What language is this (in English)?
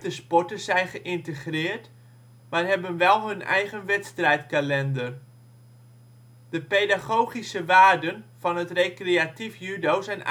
Dutch